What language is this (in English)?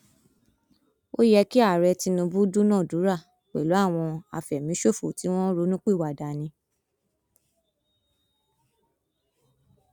Yoruba